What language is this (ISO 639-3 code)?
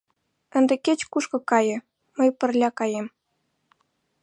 chm